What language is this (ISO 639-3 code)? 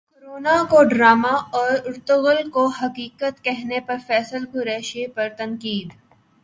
urd